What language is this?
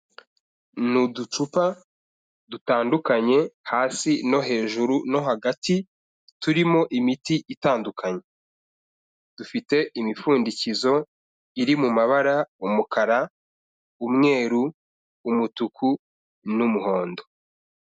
Kinyarwanda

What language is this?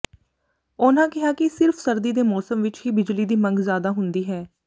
Punjabi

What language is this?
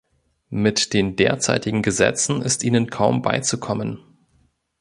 German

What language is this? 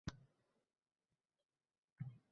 Uzbek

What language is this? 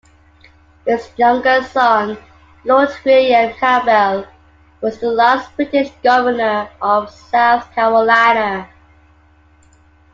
English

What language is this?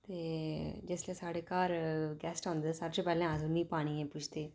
Dogri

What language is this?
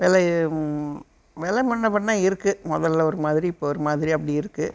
Tamil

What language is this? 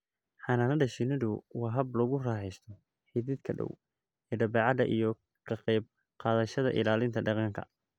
Somali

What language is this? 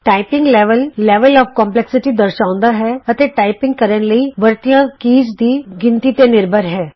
Punjabi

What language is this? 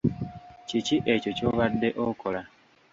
Ganda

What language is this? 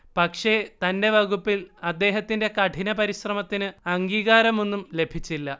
Malayalam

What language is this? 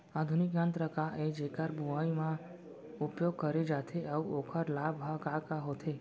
Chhattisgarhi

